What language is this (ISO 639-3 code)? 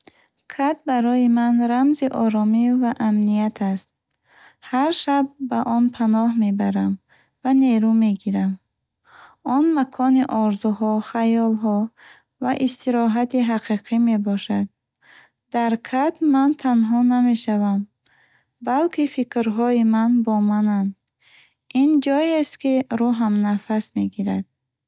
bhh